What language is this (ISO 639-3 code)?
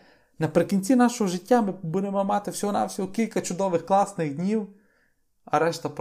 ukr